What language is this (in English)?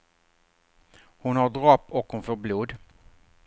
Swedish